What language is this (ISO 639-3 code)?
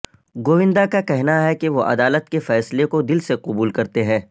urd